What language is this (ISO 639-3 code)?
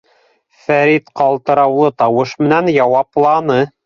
bak